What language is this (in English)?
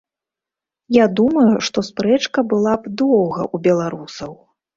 Belarusian